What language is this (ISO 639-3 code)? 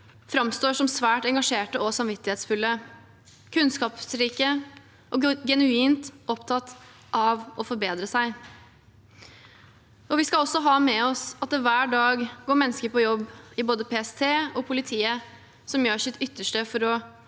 nor